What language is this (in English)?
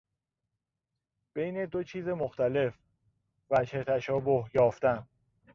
Persian